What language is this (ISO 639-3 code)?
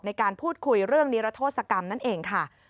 tha